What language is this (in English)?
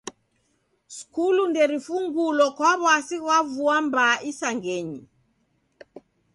Taita